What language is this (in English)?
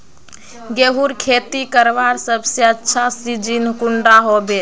Magahi